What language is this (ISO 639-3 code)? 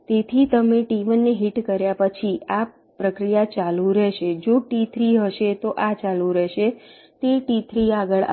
guj